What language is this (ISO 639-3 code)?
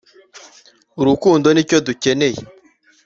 kin